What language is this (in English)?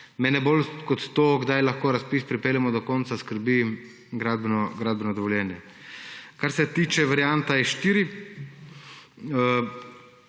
Slovenian